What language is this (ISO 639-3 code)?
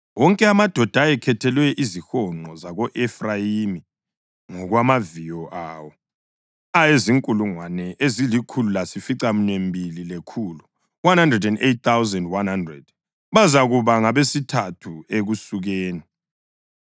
nde